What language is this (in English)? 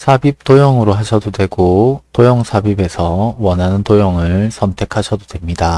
Korean